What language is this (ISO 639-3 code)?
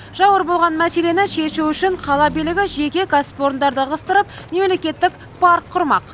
kaz